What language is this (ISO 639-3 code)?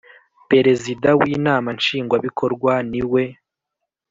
kin